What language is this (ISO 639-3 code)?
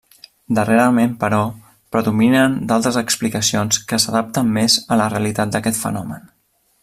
cat